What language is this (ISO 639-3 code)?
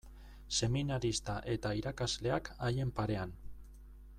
eus